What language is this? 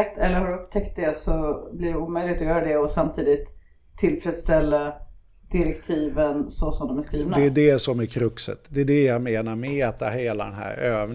Swedish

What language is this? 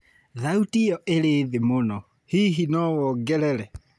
Kikuyu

